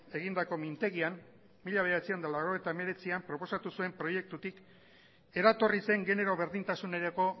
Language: Basque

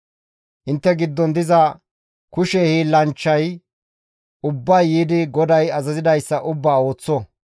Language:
Gamo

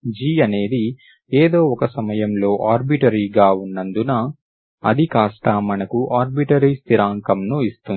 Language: Telugu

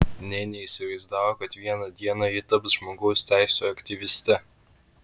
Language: Lithuanian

